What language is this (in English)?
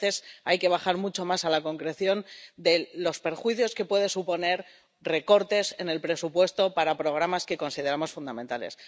Spanish